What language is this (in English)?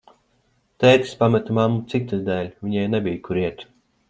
Latvian